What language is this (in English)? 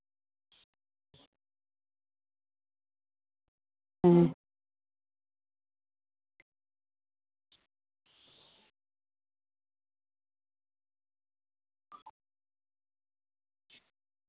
Santali